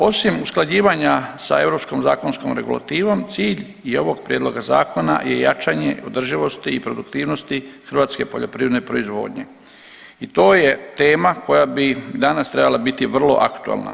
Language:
Croatian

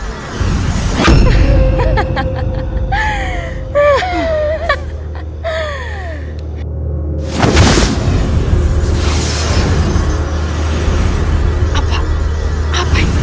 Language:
Indonesian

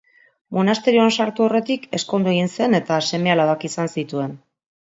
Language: Basque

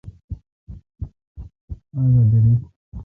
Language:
Kalkoti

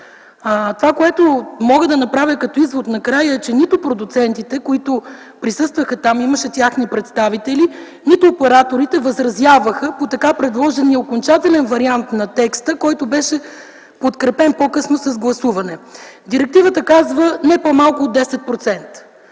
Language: Bulgarian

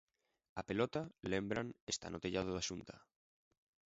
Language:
Galician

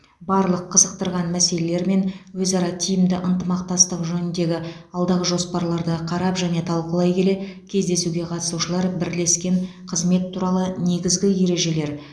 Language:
Kazakh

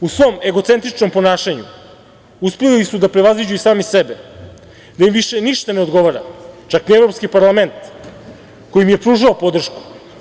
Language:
Serbian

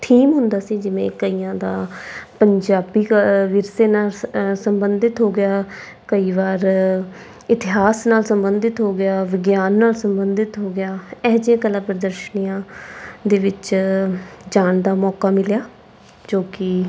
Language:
Punjabi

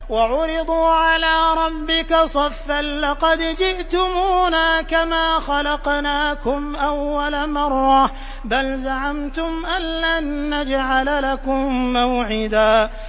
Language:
Arabic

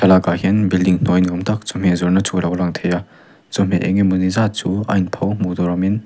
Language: Mizo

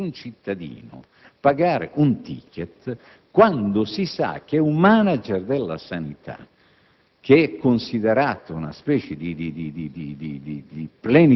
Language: Italian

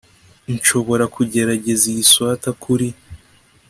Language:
Kinyarwanda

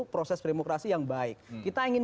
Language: Indonesian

